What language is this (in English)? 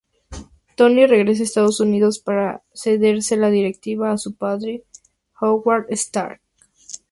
Spanish